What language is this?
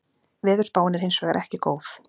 Icelandic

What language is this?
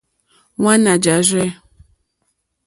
Mokpwe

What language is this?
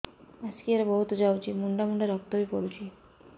Odia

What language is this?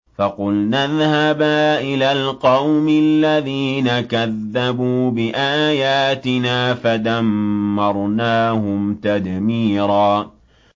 Arabic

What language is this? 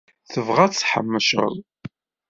Kabyle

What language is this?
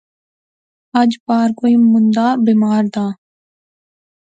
Pahari-Potwari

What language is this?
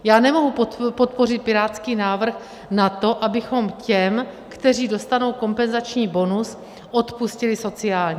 Czech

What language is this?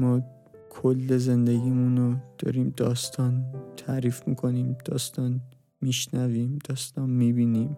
Persian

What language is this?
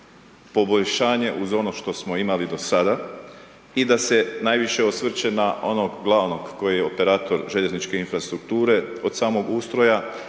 Croatian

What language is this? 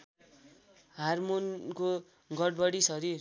Nepali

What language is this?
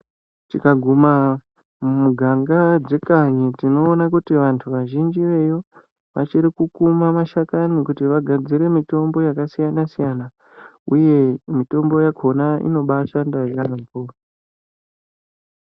Ndau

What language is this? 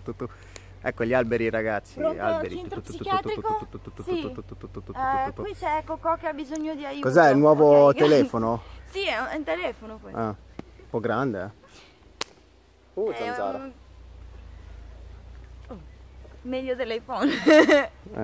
Italian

